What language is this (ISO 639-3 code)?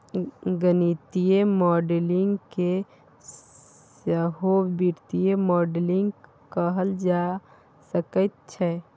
mai